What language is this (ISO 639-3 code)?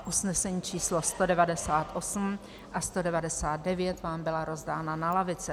ces